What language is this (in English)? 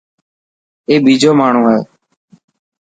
Dhatki